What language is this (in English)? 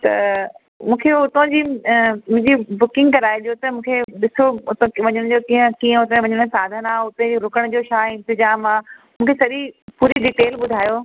Sindhi